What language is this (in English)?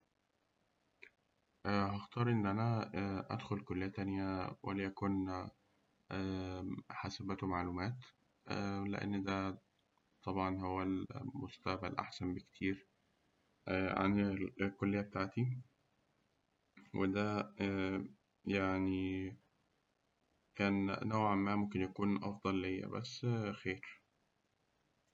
Egyptian Arabic